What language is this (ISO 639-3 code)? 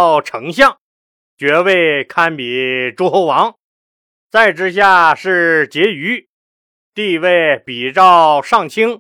zho